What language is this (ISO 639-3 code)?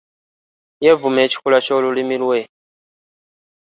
lug